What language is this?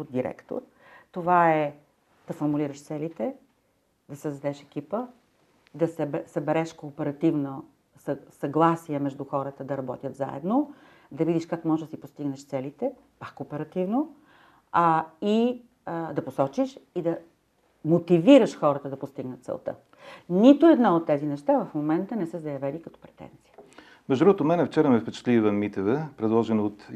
Bulgarian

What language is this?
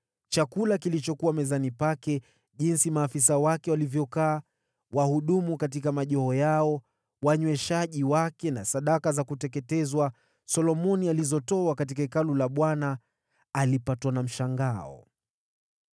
Swahili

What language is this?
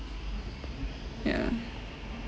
English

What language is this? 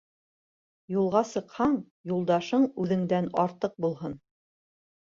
Bashkir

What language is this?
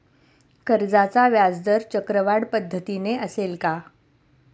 Marathi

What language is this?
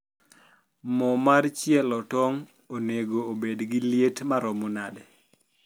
Luo (Kenya and Tanzania)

